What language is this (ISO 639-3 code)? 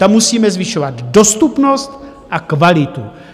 ces